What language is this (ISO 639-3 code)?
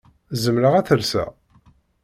kab